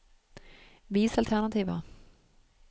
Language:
Norwegian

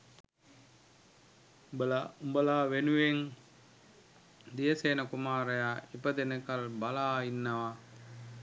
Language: Sinhala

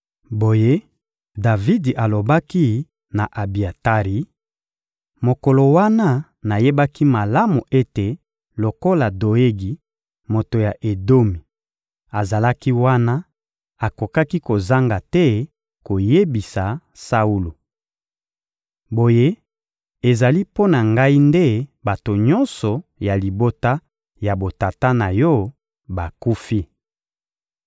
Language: Lingala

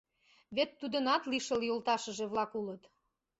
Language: Mari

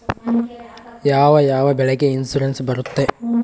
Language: Kannada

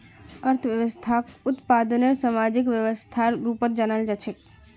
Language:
Magahi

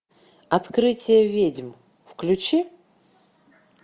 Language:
Russian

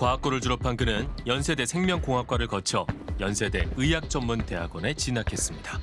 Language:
Korean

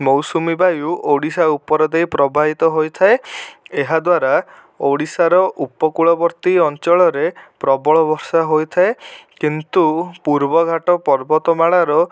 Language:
Odia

